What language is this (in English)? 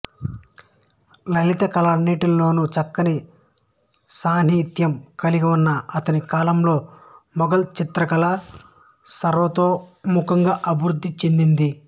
Telugu